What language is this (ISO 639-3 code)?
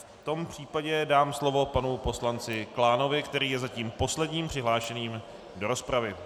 ces